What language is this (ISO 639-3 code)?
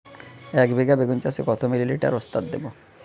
ben